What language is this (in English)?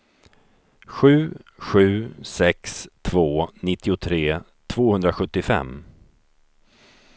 Swedish